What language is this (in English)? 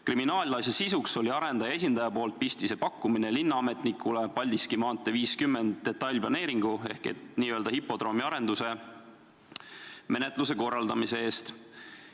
Estonian